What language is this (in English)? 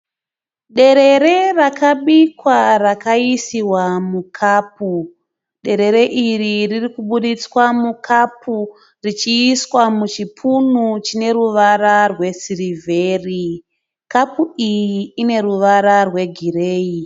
Shona